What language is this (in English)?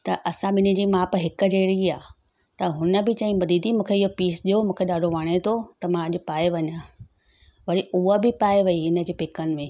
Sindhi